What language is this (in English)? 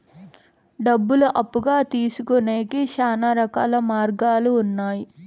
Telugu